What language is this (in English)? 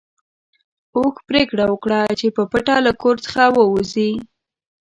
Pashto